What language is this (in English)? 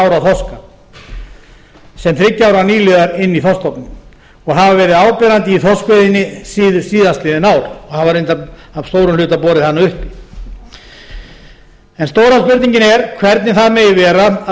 Icelandic